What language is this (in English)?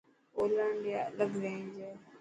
Dhatki